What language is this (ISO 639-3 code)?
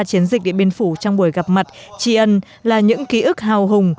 vie